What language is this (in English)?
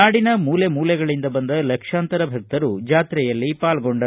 Kannada